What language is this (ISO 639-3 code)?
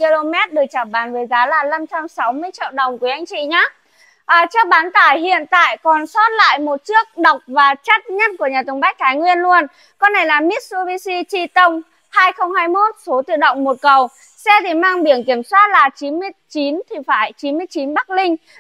vie